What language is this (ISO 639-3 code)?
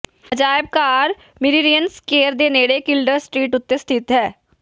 pan